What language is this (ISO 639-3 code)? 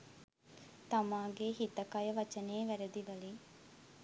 sin